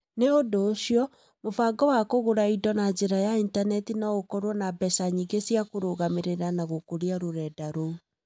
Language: Kikuyu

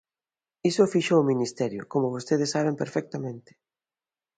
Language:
Galician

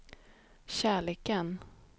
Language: Swedish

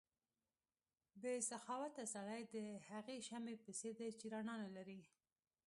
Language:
Pashto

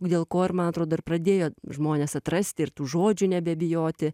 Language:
Lithuanian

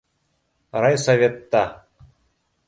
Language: Bashkir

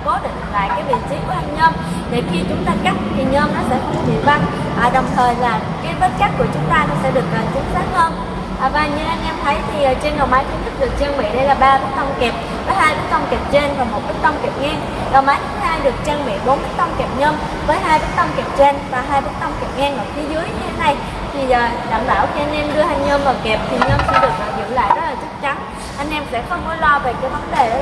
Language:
Vietnamese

